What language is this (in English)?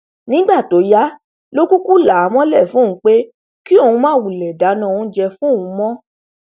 Yoruba